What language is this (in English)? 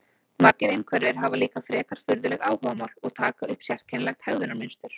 Icelandic